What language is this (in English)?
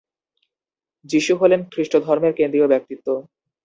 Bangla